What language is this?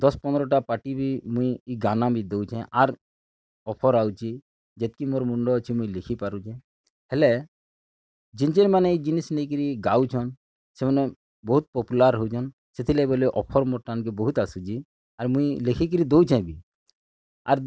Odia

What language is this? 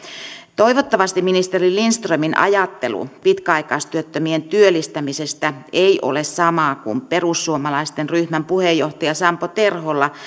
Finnish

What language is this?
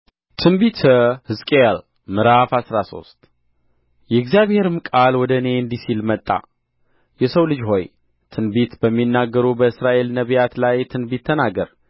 Amharic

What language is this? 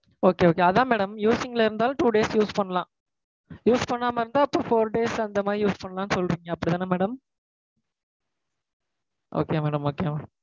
Tamil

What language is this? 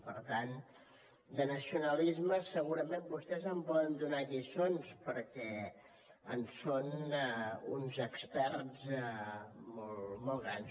Catalan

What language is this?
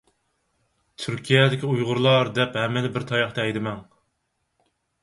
Uyghur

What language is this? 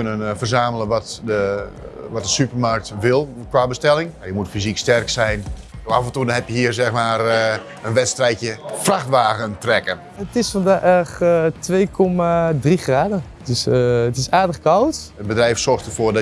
Dutch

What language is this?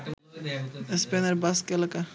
Bangla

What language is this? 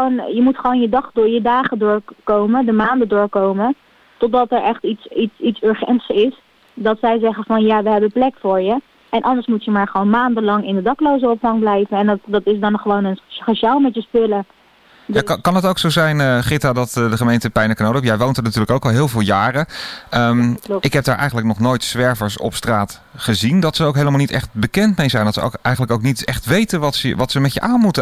Dutch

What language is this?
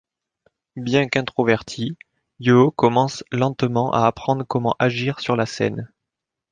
French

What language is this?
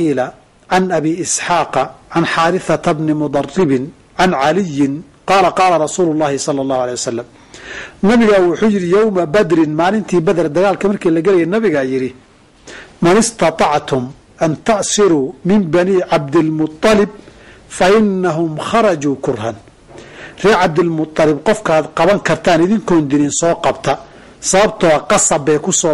Arabic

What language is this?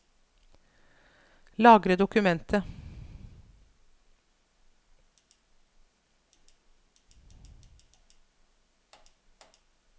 Norwegian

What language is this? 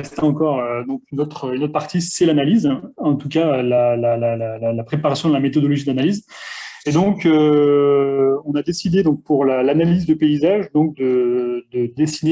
French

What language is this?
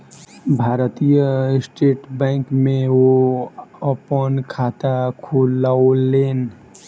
Maithili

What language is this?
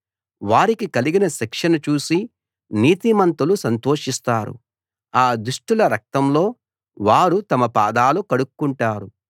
Telugu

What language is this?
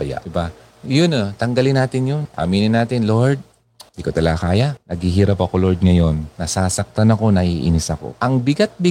Filipino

